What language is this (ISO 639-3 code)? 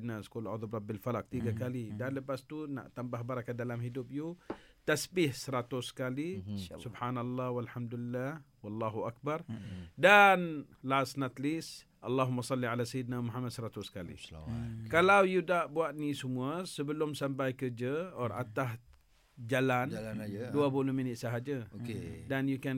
msa